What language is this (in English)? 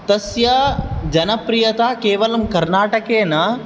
Sanskrit